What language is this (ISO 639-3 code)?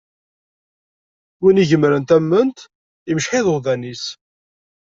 kab